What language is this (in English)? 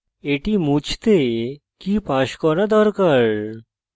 Bangla